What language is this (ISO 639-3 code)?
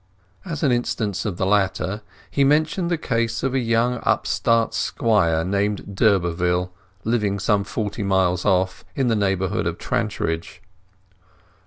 eng